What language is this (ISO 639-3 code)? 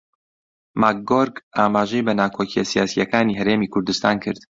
ckb